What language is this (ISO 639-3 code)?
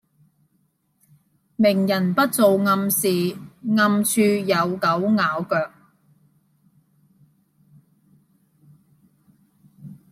yue